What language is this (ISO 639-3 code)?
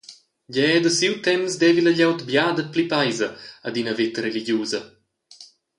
roh